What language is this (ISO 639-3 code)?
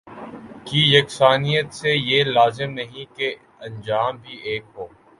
urd